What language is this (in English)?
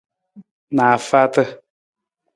Nawdm